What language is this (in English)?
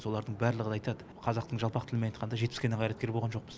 Kazakh